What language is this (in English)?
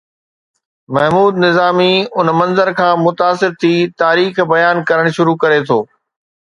Sindhi